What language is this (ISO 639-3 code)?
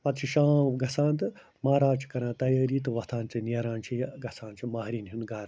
kas